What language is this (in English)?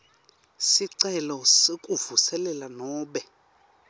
Swati